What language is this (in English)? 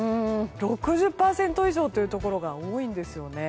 Japanese